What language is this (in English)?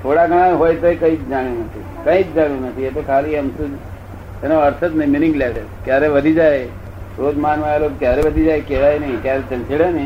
Gujarati